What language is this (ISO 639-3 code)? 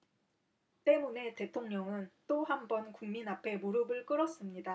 kor